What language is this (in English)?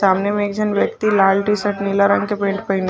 Chhattisgarhi